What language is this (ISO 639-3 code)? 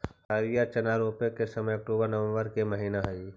mag